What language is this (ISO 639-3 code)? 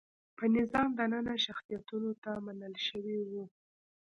pus